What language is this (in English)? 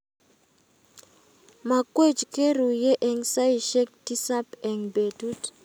Kalenjin